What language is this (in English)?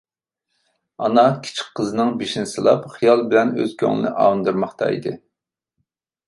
Uyghur